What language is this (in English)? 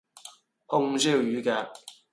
Cantonese